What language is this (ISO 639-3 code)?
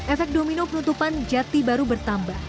ind